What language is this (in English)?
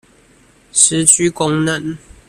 Chinese